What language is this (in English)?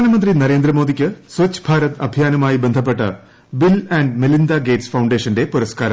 Malayalam